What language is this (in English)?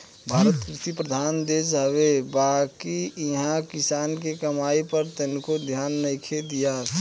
Bhojpuri